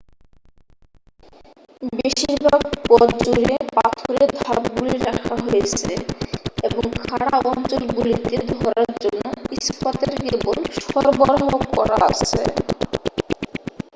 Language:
Bangla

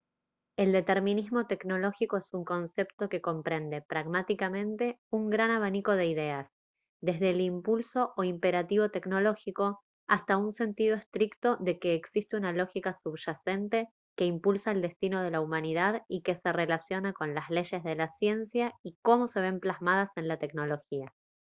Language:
Spanish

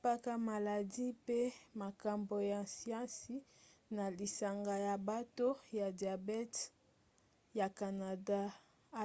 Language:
Lingala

